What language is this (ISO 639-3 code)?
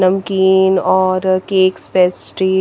hin